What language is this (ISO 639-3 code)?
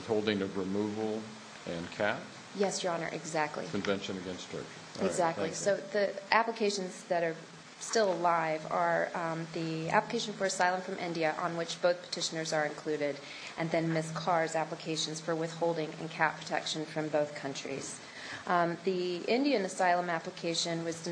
eng